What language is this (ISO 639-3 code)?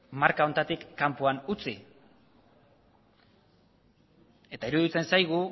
eus